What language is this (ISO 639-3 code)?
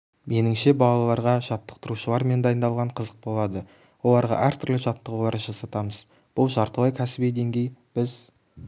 kaz